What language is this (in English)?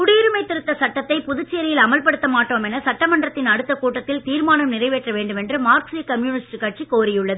Tamil